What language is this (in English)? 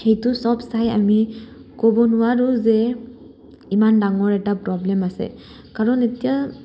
Assamese